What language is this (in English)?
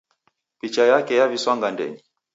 Taita